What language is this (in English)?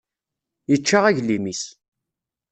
Kabyle